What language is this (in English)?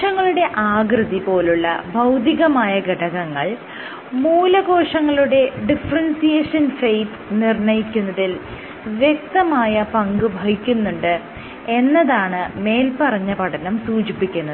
Malayalam